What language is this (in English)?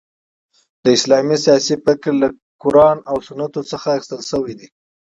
Pashto